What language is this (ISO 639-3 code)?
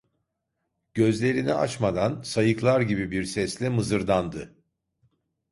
tur